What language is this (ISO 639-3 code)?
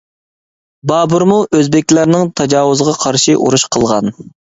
uig